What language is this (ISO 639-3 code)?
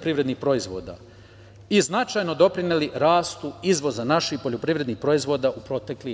srp